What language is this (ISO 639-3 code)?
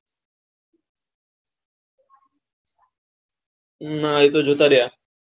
guj